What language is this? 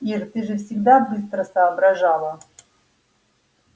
Russian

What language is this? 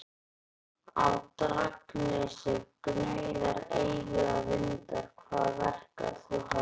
Icelandic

